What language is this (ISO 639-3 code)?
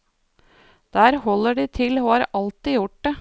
nor